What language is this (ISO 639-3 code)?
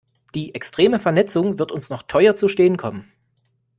deu